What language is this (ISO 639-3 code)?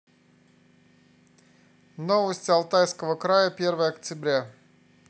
rus